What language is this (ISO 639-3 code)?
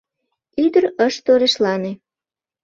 chm